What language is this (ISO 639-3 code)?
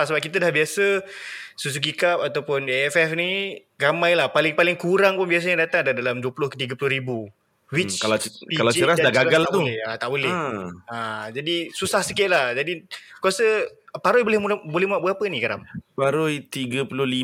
msa